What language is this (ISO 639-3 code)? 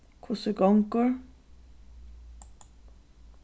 fao